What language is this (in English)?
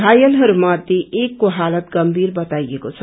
Nepali